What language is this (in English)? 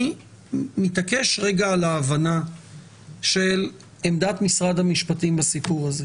Hebrew